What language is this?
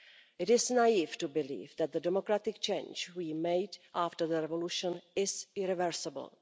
English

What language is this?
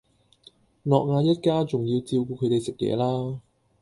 Cantonese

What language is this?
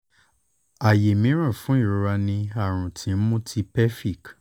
Yoruba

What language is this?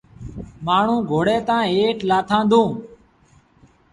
Sindhi Bhil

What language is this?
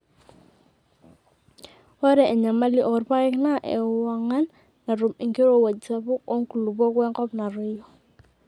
Masai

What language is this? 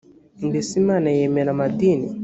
Kinyarwanda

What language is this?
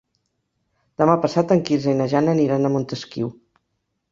Catalan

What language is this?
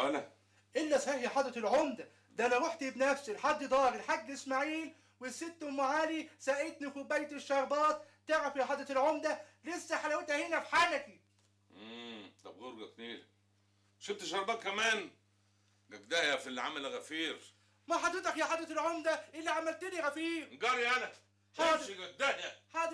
Arabic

